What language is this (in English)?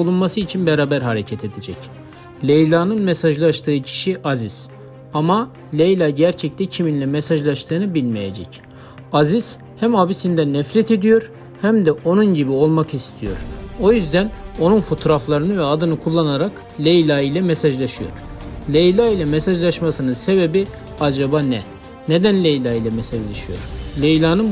Turkish